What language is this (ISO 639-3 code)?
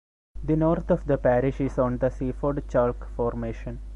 eng